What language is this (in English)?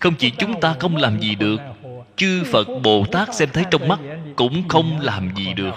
Vietnamese